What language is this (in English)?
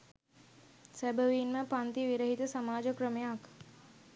Sinhala